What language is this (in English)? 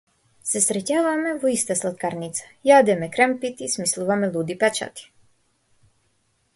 Macedonian